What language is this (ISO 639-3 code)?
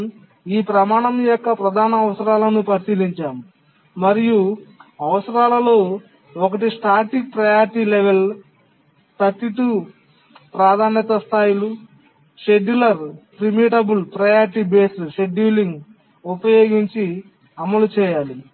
tel